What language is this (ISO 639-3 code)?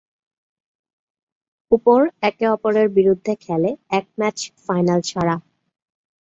ben